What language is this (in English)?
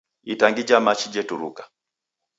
Taita